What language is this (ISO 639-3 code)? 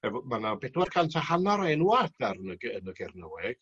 cym